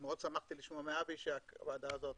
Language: Hebrew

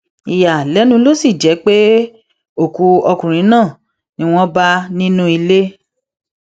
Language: Yoruba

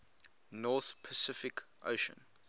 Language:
English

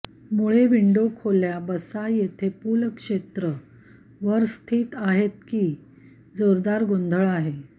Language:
Marathi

